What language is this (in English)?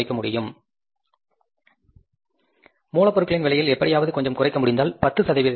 Tamil